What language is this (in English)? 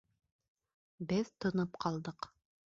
Bashkir